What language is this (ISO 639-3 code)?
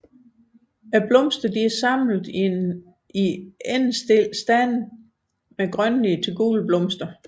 dan